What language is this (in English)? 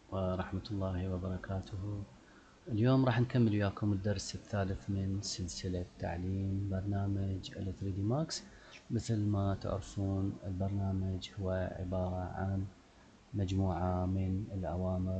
Arabic